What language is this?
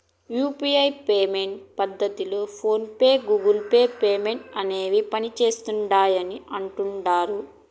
Telugu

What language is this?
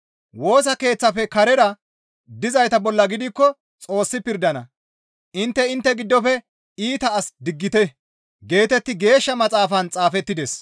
Gamo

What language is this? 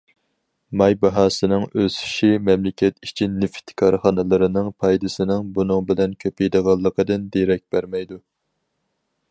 Uyghur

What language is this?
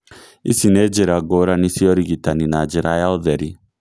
Kikuyu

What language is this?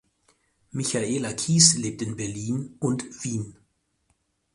German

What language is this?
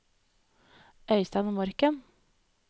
Norwegian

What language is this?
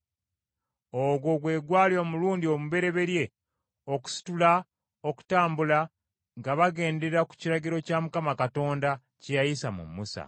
Ganda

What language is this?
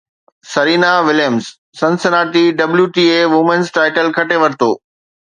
Sindhi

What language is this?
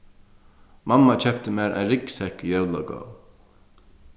Faroese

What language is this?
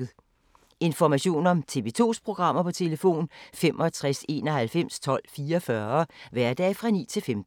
Danish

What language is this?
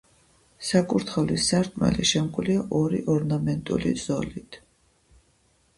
Georgian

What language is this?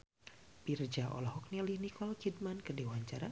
Sundanese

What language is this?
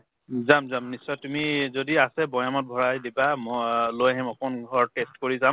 Assamese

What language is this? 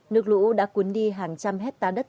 Vietnamese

